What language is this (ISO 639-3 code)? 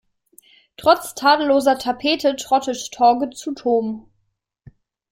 deu